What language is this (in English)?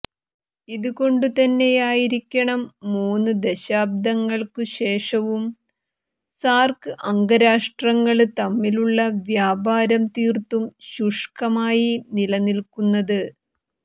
Malayalam